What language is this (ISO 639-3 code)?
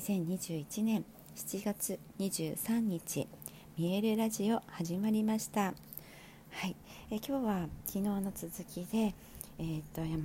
jpn